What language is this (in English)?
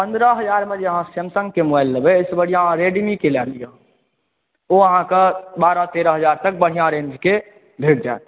Maithili